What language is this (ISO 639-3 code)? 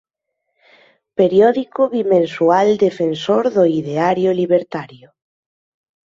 glg